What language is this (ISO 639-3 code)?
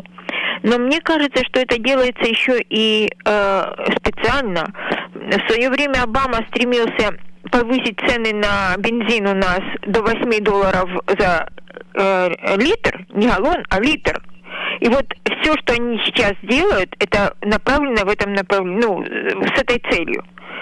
rus